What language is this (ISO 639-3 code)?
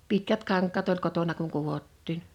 fin